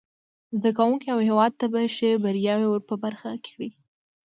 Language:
Pashto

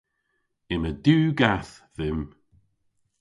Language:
Cornish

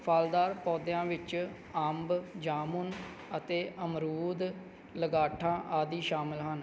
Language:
Punjabi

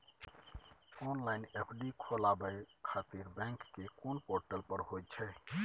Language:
Maithili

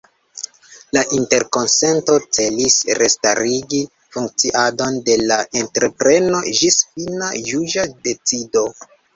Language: Esperanto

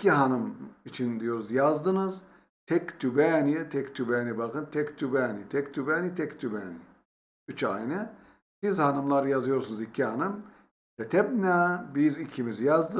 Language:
Turkish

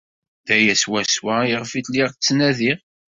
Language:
Kabyle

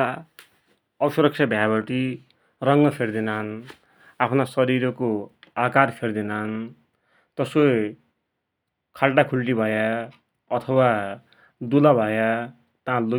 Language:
Dotyali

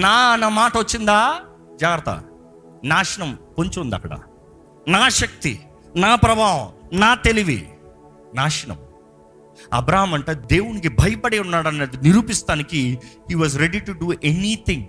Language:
Telugu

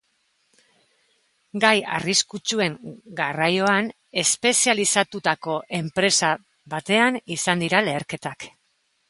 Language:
Basque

